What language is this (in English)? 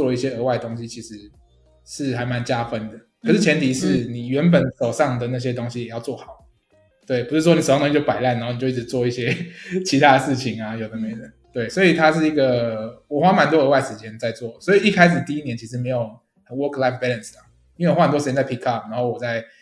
Chinese